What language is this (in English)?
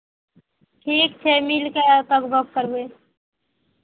Maithili